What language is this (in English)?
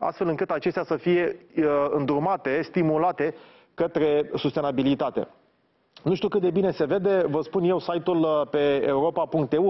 Romanian